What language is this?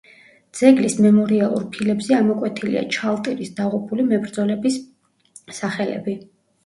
Georgian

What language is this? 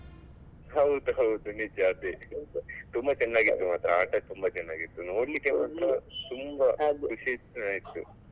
Kannada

